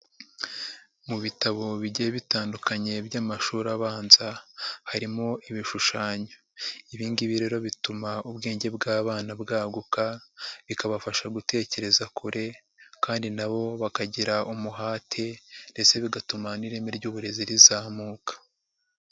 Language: Kinyarwanda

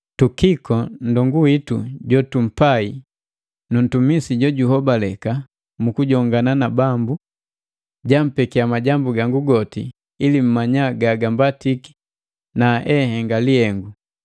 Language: Matengo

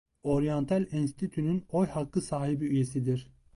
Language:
Turkish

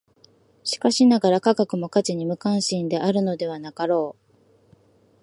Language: Japanese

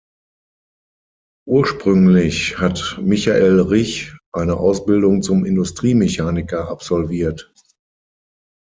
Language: German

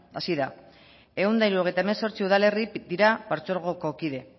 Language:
Basque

